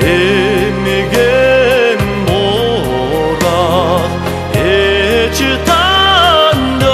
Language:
Korean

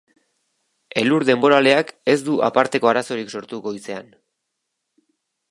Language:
Basque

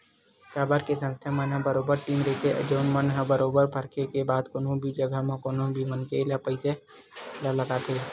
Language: Chhattisgarhi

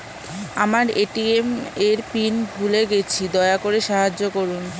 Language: Bangla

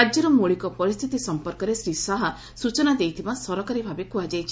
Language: Odia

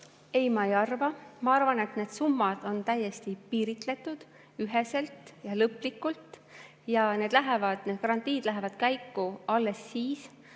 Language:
Estonian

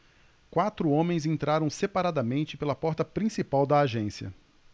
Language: Portuguese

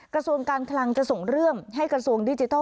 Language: Thai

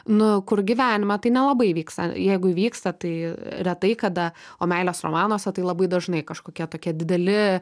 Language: Lithuanian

